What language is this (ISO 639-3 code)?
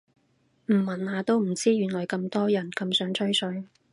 yue